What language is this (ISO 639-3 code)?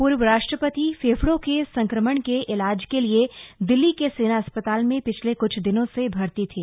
hin